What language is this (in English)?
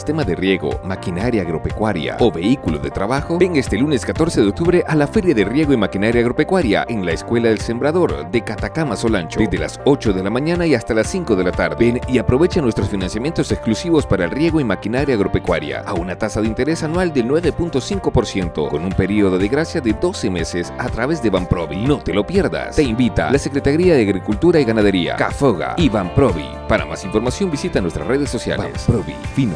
Spanish